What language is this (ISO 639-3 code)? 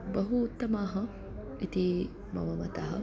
san